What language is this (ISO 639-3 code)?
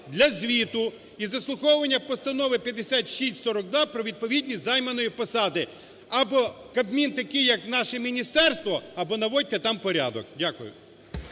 ukr